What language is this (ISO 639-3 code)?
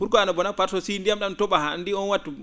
ful